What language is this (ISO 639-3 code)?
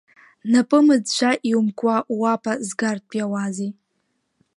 abk